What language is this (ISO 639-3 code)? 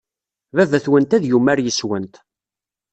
kab